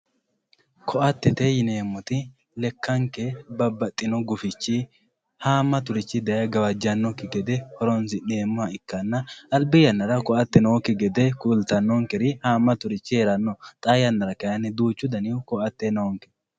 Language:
Sidamo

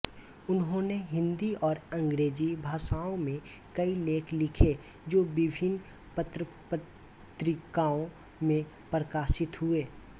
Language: Hindi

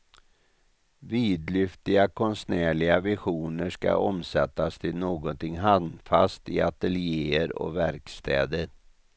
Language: Swedish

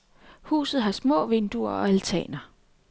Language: Danish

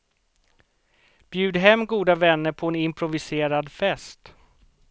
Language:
Swedish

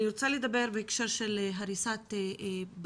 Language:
Hebrew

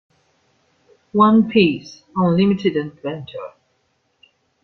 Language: Italian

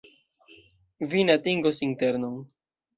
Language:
Esperanto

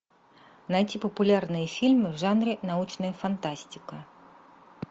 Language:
Russian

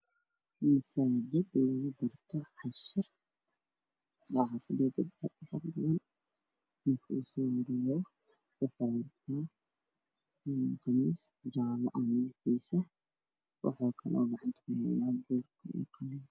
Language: Somali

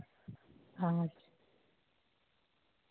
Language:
Santali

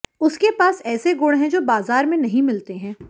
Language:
Hindi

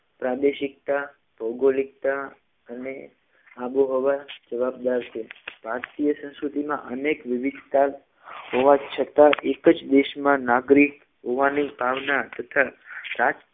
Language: Gujarati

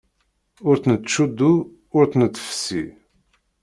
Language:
Kabyle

